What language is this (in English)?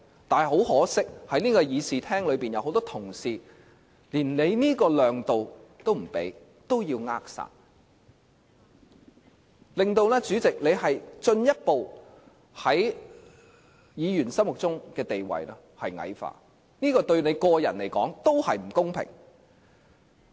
Cantonese